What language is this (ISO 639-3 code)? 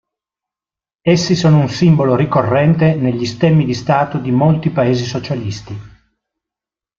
ita